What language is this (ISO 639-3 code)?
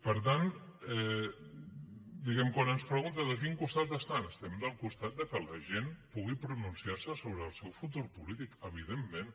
cat